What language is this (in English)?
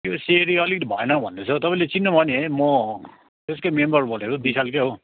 Nepali